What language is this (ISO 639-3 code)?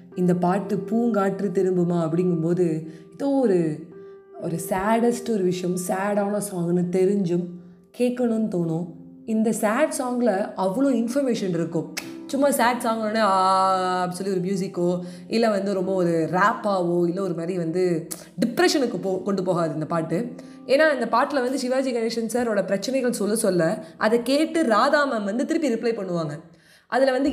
tam